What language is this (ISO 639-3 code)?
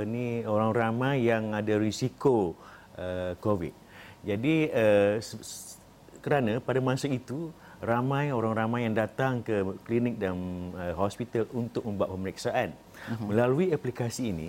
msa